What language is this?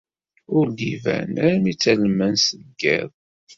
Kabyle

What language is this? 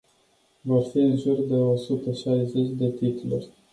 Romanian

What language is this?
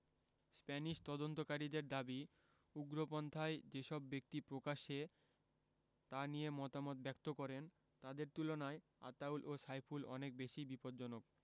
Bangla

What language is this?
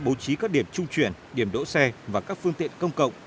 Vietnamese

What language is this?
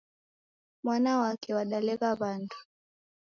Taita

